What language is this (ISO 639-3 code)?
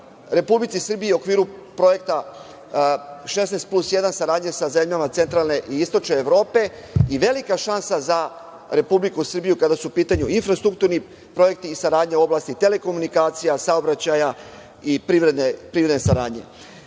srp